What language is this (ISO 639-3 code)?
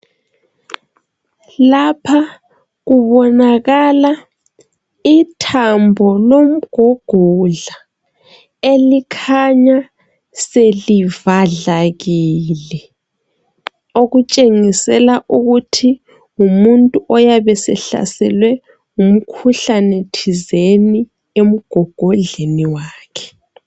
nde